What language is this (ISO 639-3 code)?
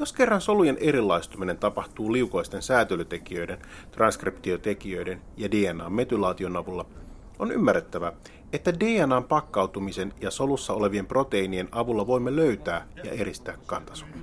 fin